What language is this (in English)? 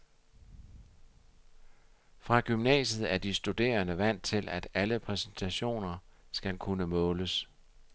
Danish